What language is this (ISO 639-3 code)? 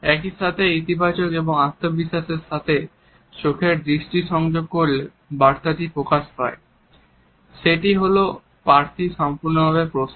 ben